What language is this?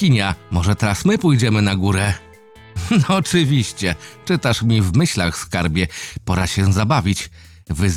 Polish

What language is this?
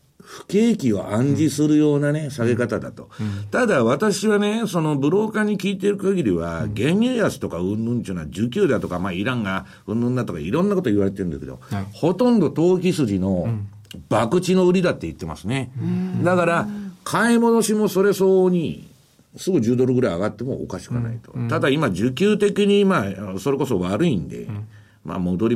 Japanese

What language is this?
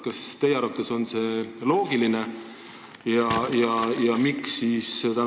Estonian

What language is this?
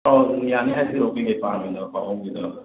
Manipuri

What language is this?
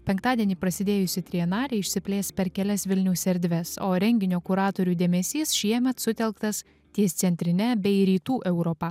Lithuanian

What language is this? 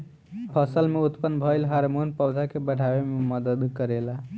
Bhojpuri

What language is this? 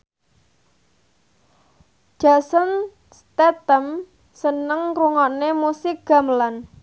Javanese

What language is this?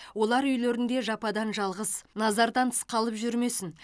Kazakh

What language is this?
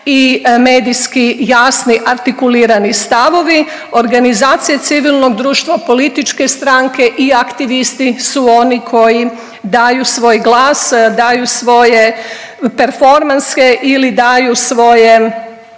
Croatian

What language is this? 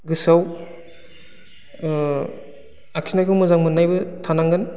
Bodo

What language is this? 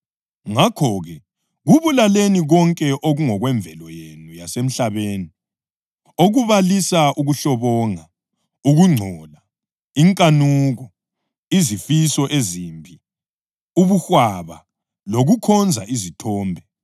North Ndebele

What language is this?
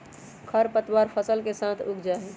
Magahi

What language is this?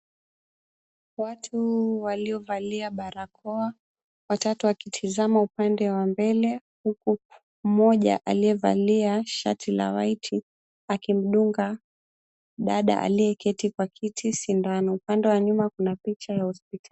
Swahili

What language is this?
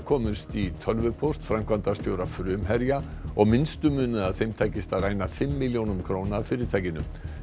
Icelandic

